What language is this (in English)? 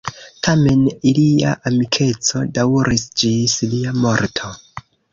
Esperanto